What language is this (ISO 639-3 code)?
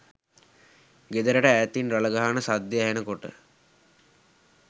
sin